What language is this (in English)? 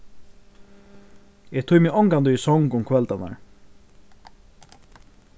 Faroese